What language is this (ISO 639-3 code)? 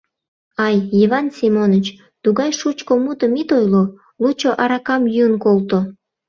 chm